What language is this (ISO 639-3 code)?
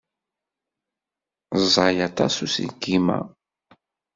kab